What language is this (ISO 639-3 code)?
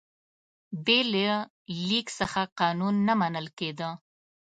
pus